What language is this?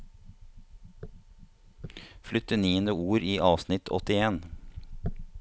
Norwegian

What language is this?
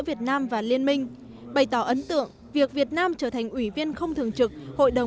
Vietnamese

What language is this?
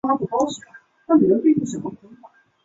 Chinese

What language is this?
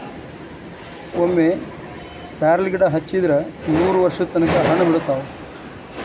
Kannada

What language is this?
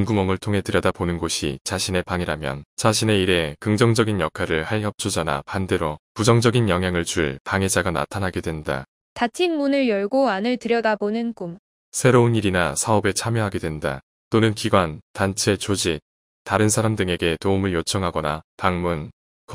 Korean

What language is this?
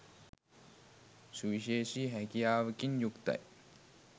Sinhala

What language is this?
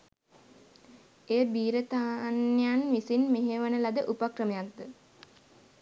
Sinhala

